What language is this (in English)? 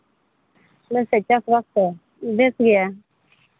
Santali